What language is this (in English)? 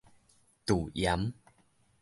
Min Nan Chinese